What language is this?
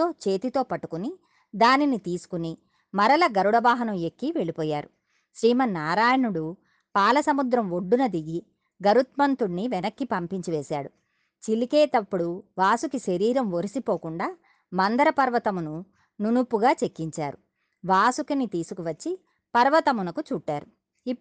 Telugu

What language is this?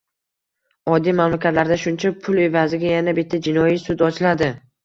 Uzbek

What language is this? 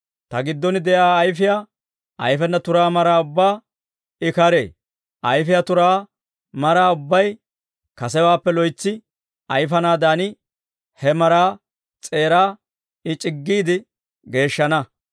Dawro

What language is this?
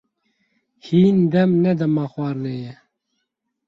Kurdish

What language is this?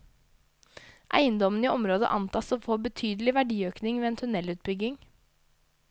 Norwegian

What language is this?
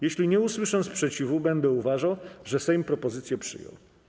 Polish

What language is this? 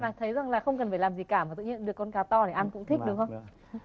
Vietnamese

